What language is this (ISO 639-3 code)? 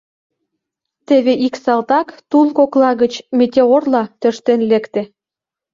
chm